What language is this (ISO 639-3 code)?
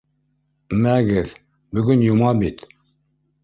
bak